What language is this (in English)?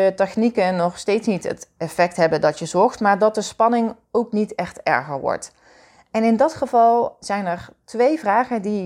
Dutch